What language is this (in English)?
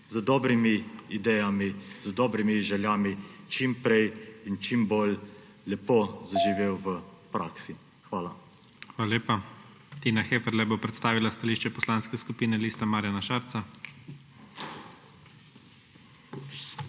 Slovenian